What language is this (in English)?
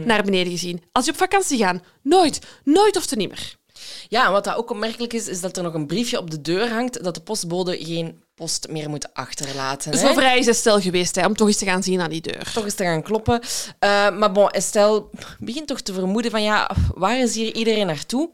Dutch